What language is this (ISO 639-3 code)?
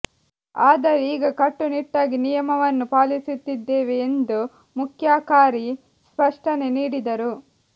kan